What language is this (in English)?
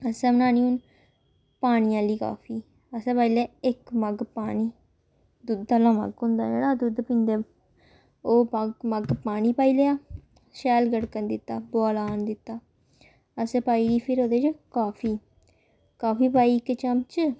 Dogri